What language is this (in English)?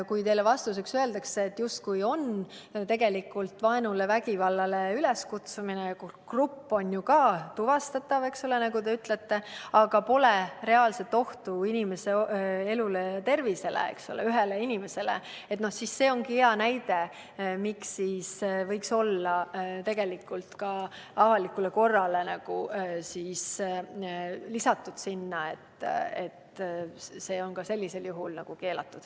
Estonian